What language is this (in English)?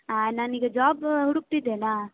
Kannada